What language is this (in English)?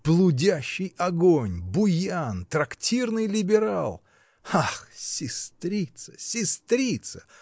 Russian